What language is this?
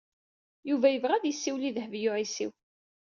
Kabyle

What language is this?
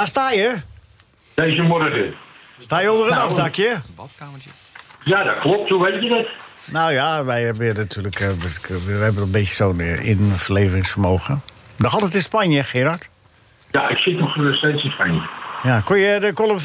Dutch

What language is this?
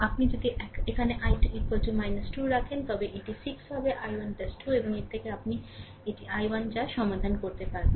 Bangla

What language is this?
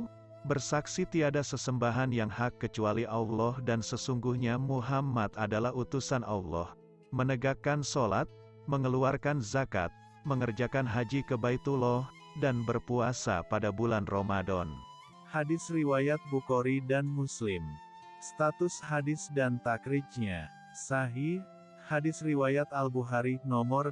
Indonesian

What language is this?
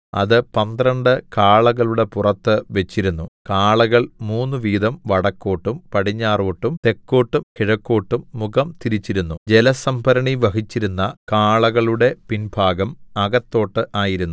Malayalam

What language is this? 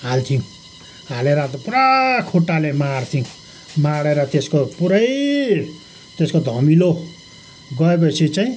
Nepali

